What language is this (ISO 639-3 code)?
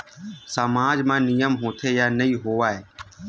hne